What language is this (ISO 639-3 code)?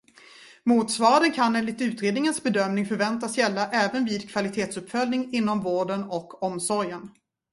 swe